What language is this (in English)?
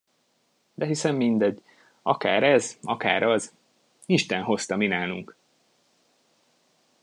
Hungarian